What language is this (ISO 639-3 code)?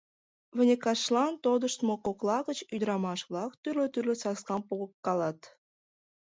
chm